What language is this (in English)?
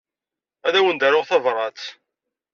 Kabyle